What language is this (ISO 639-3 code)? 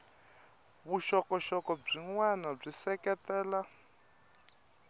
tso